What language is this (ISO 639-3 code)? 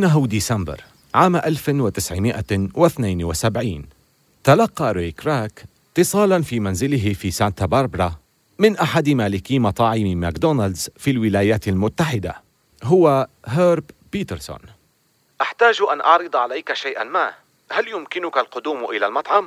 ara